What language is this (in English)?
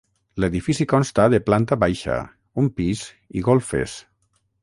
Catalan